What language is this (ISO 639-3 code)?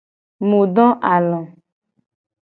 gej